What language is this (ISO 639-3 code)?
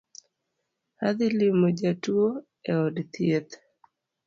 luo